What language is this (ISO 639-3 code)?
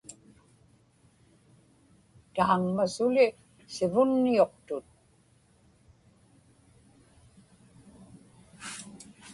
ipk